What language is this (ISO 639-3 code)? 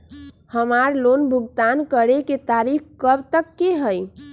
mag